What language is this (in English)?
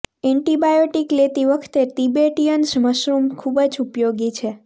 Gujarati